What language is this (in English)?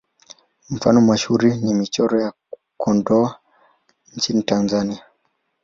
Swahili